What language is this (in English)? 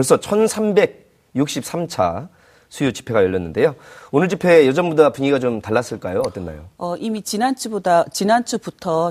Korean